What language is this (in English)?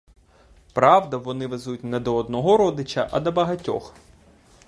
Ukrainian